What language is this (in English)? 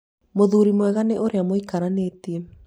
Kikuyu